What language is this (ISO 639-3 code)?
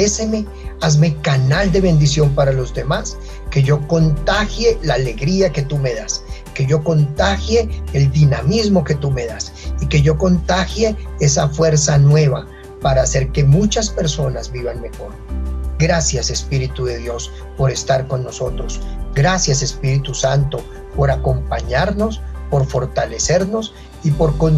spa